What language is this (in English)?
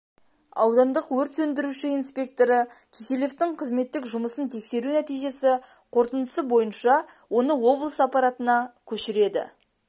Kazakh